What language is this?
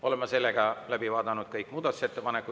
Estonian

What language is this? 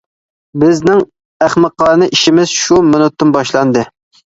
Uyghur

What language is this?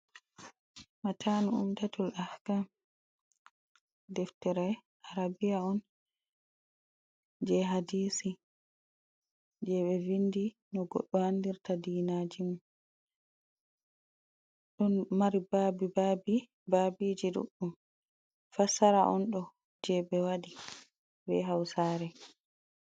Fula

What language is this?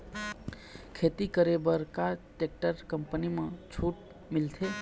Chhattisgarhi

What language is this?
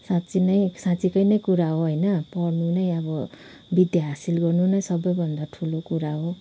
Nepali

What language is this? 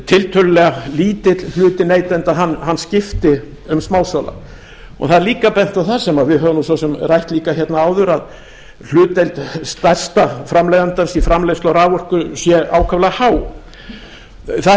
Icelandic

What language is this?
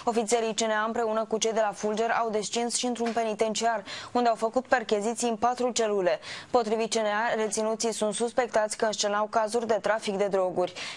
Romanian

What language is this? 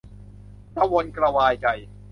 Thai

